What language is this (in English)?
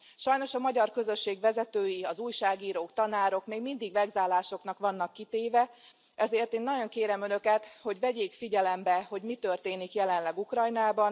Hungarian